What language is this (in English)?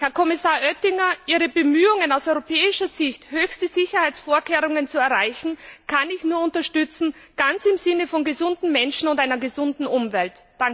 German